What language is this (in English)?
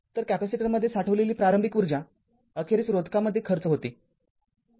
Marathi